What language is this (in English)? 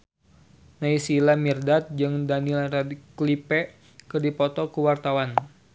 Sundanese